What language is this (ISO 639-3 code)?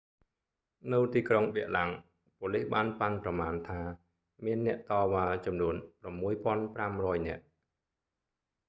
khm